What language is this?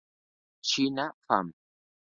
Spanish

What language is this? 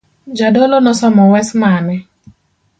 Luo (Kenya and Tanzania)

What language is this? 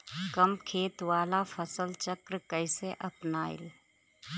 Bhojpuri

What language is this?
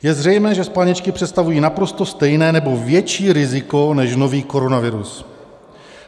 Czech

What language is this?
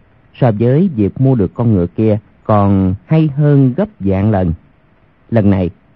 Vietnamese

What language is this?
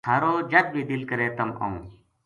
Gujari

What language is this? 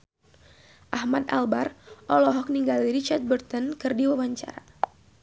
Sundanese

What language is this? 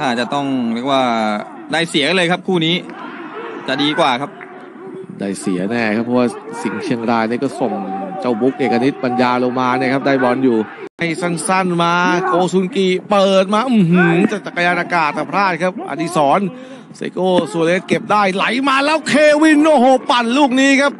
Thai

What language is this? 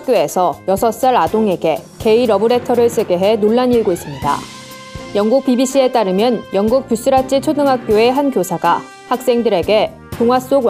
Korean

